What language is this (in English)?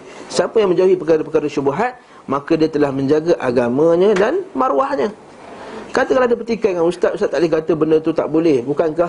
Malay